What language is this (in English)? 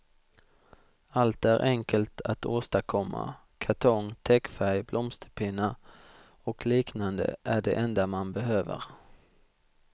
Swedish